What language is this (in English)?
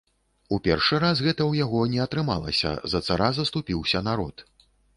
Belarusian